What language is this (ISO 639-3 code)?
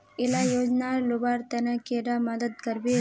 mag